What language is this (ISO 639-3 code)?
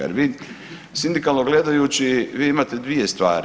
hrv